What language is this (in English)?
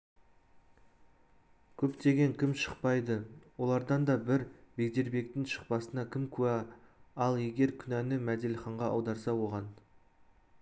Kazakh